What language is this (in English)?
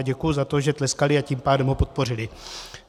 Czech